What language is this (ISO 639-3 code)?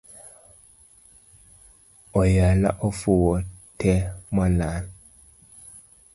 luo